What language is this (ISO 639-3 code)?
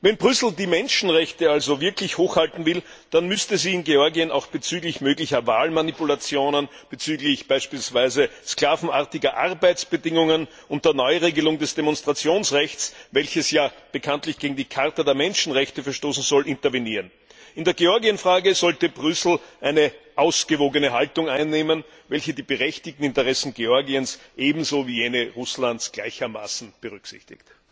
deu